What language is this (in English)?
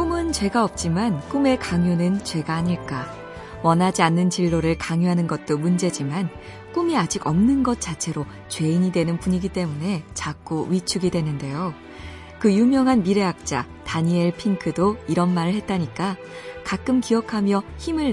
Korean